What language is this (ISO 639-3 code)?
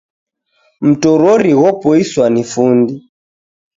dav